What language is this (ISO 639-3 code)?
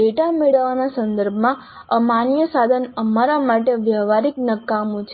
guj